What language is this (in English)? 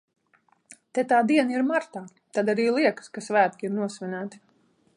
Latvian